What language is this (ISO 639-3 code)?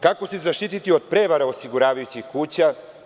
srp